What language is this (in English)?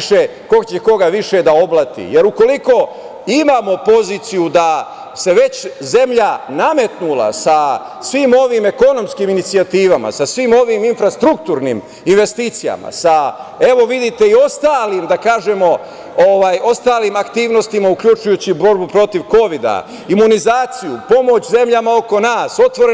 Serbian